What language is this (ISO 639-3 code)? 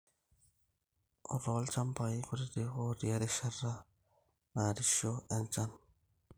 mas